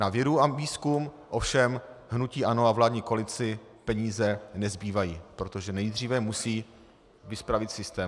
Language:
Czech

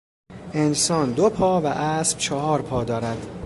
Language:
Persian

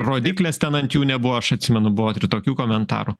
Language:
Lithuanian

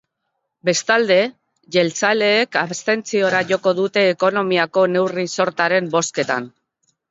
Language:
Basque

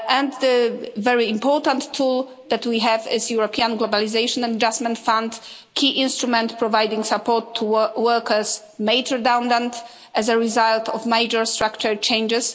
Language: English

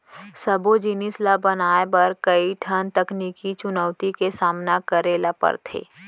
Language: Chhattisgarhi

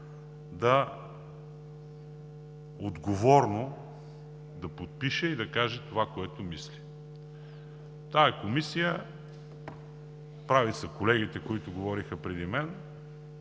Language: Bulgarian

